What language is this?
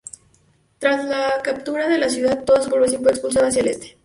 Spanish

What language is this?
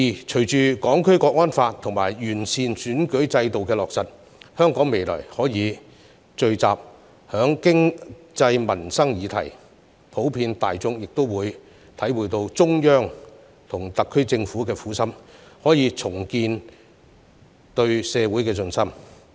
Cantonese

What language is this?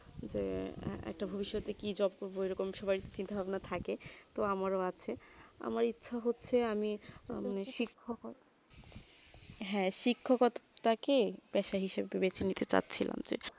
Bangla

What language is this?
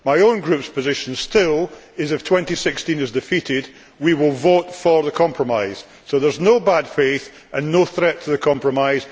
English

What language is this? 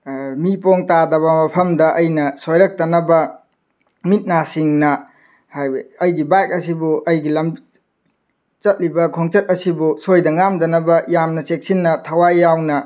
Manipuri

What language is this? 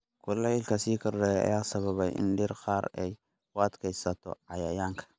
Somali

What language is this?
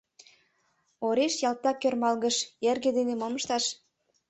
Mari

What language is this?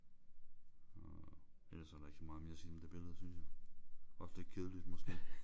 Danish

